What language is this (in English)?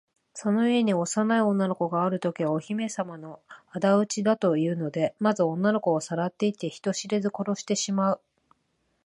Japanese